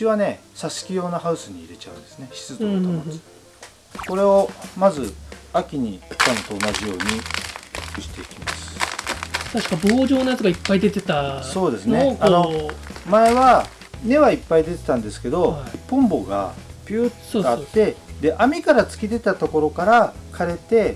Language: Japanese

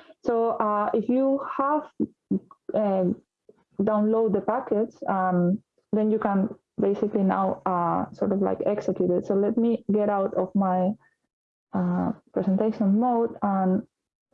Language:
English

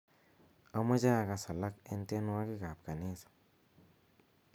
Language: Kalenjin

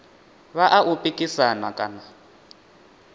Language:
Venda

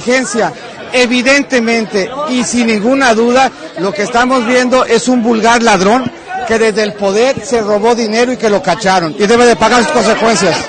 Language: Spanish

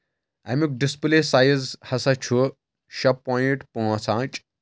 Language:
Kashmiri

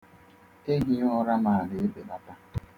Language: Igbo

